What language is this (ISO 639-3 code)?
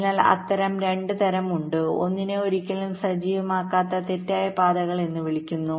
mal